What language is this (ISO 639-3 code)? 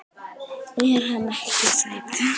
isl